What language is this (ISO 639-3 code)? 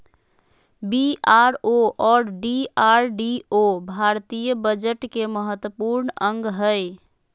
mag